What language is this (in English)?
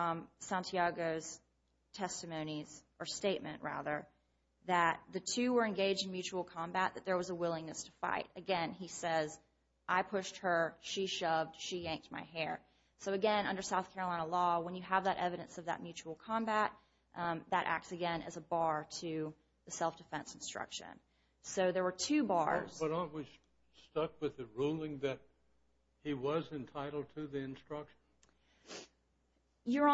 English